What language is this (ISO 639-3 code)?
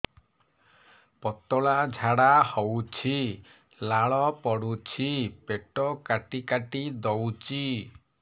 ori